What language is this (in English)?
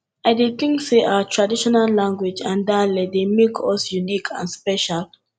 Nigerian Pidgin